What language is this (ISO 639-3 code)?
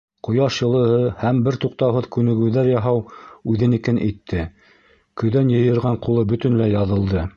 bak